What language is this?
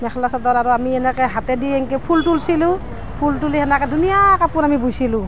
Assamese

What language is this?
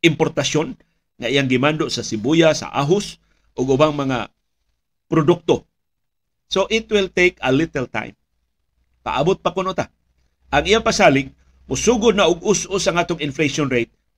Filipino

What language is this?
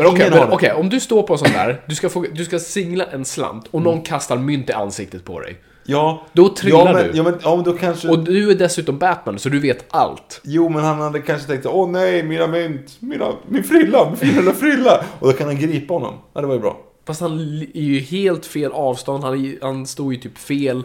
Swedish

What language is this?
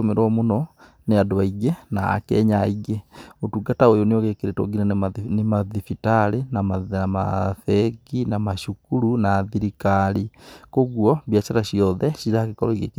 Kikuyu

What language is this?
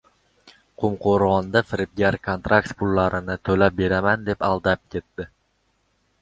Uzbek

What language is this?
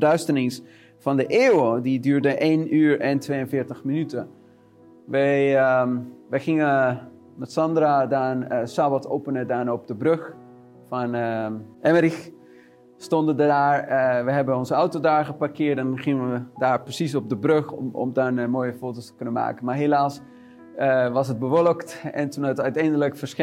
Dutch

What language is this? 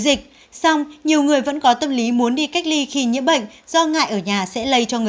Vietnamese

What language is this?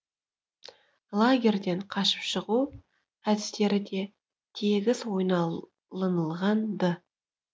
Kazakh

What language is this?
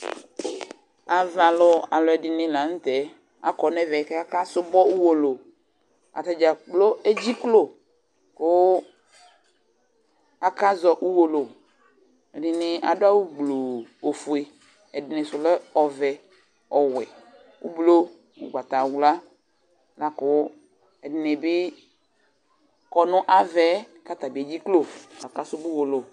Ikposo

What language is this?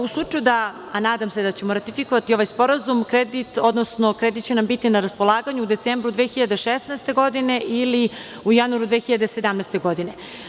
Serbian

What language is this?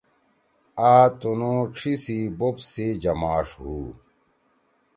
Torwali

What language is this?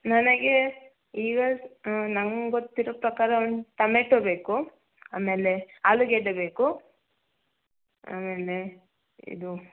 Kannada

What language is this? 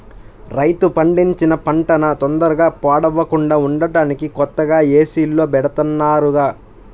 Telugu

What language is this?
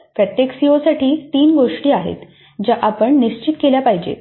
Marathi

